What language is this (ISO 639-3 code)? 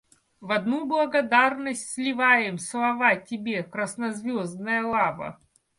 rus